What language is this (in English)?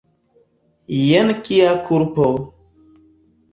Esperanto